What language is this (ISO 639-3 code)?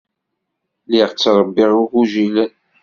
kab